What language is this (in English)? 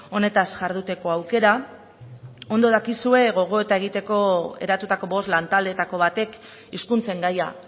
Basque